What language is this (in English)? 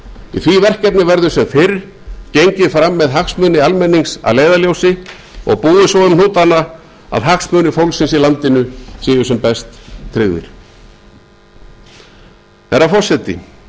Icelandic